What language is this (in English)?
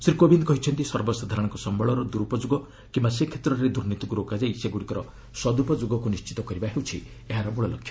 Odia